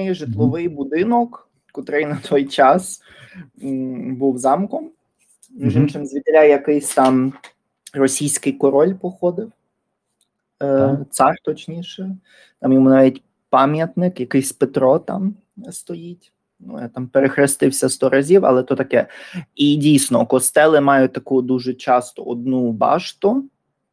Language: Ukrainian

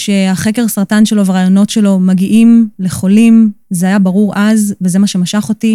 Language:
Hebrew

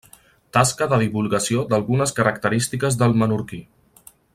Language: Catalan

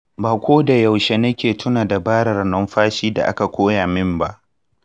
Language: Hausa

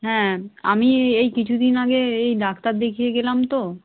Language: Bangla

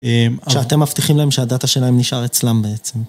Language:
Hebrew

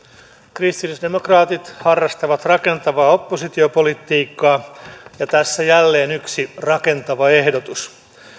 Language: Finnish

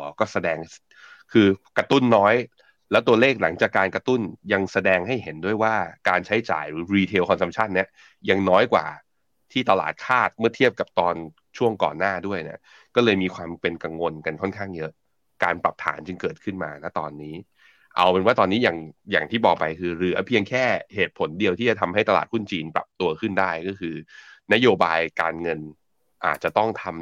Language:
Thai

